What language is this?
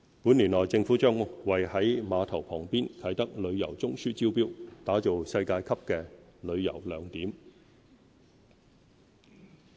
Cantonese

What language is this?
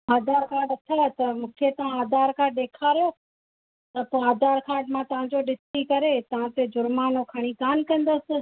Sindhi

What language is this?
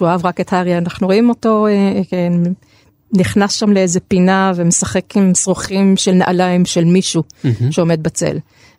Hebrew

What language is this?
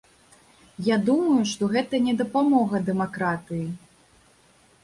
Belarusian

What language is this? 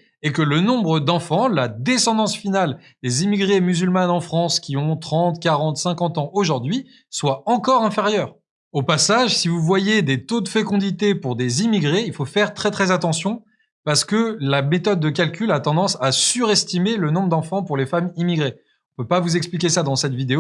French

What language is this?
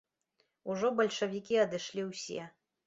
Belarusian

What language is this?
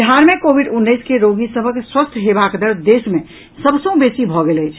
Maithili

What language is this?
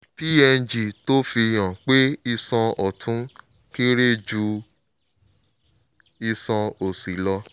Yoruba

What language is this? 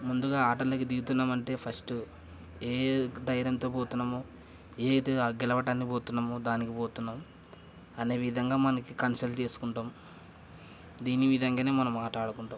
Telugu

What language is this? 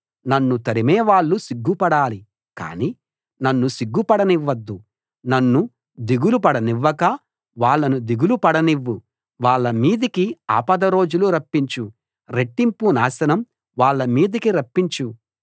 Telugu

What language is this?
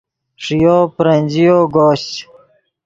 Yidgha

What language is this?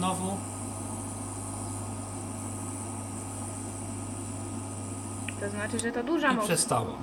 Polish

